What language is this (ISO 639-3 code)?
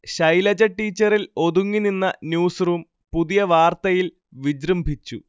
mal